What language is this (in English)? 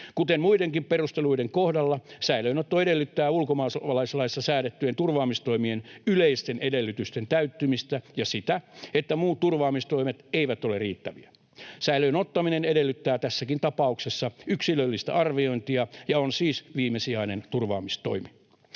Finnish